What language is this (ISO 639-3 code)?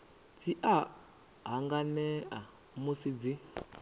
ven